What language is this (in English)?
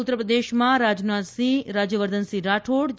Gujarati